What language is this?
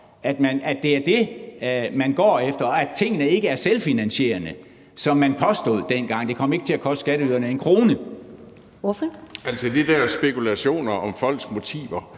Danish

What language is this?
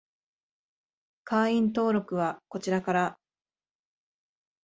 Japanese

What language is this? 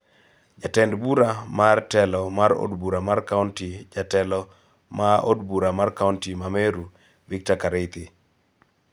Luo (Kenya and Tanzania)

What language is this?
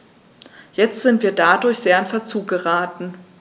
German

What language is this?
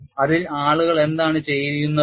Malayalam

